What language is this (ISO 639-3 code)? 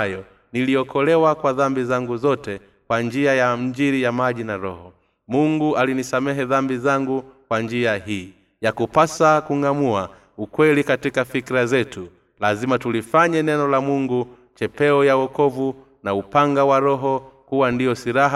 swa